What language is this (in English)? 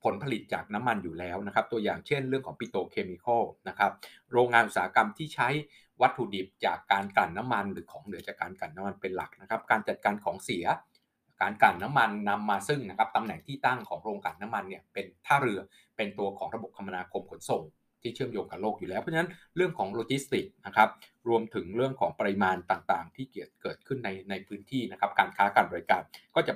Thai